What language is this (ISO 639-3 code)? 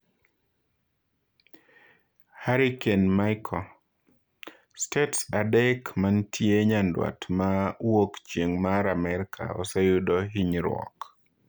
luo